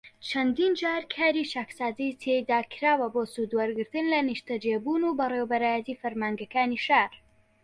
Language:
Central Kurdish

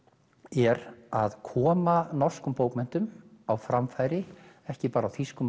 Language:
Icelandic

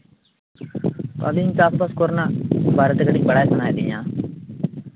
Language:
Santali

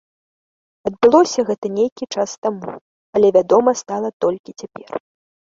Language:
Belarusian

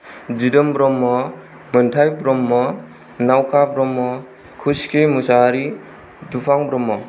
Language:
Bodo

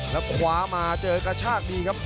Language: Thai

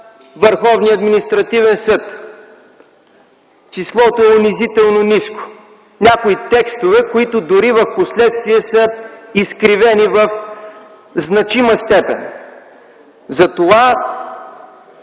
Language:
Bulgarian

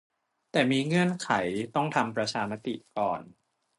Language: Thai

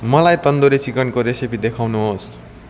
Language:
Nepali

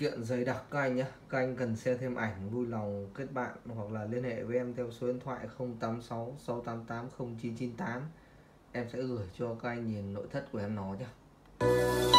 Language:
Vietnamese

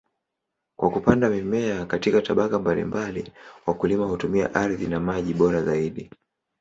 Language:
Swahili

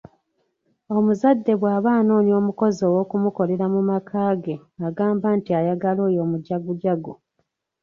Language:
Ganda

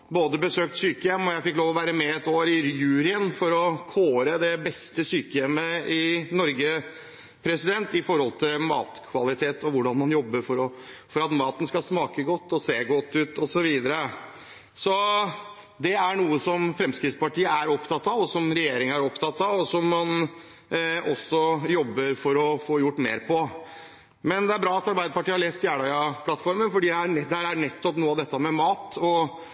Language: Norwegian Bokmål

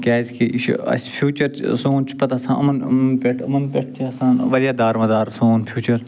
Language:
Kashmiri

